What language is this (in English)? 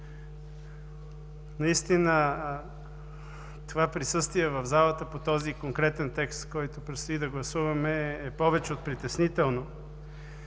Bulgarian